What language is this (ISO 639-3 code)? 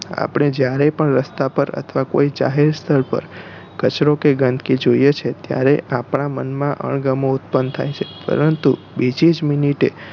guj